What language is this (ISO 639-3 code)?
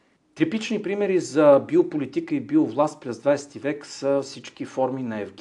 bul